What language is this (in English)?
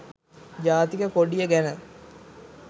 Sinhala